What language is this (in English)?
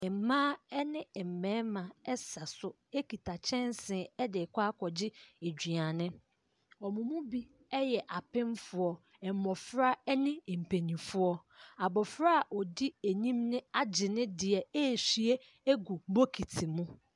Akan